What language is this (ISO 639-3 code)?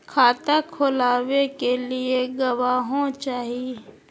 mag